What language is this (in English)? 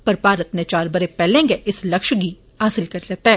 Dogri